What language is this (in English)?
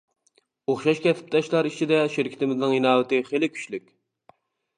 Uyghur